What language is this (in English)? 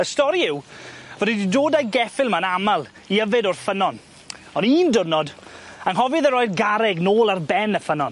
Welsh